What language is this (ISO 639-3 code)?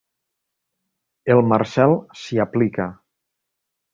cat